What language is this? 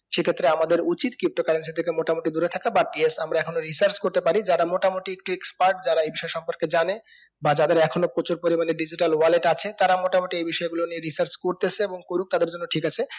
Bangla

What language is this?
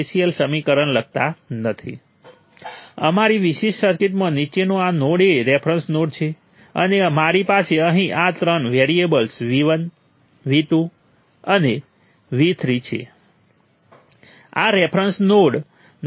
Gujarati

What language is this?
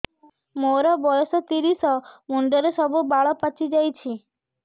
Odia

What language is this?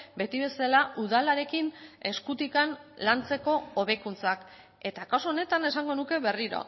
Basque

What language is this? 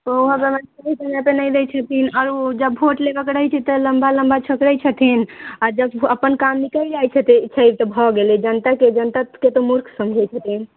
Maithili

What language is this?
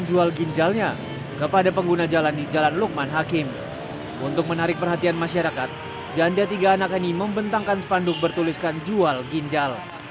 Indonesian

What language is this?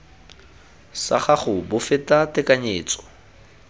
Tswana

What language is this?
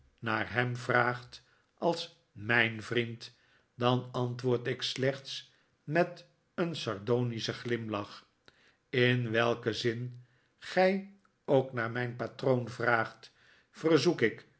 Dutch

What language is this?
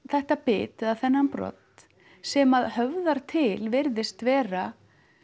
Icelandic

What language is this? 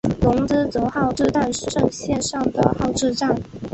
Chinese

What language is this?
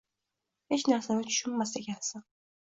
Uzbek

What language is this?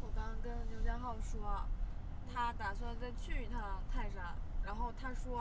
Chinese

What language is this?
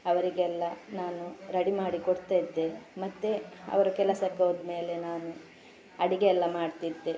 Kannada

